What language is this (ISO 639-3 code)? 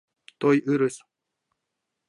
chm